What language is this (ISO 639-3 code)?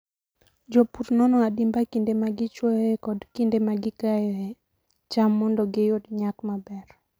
luo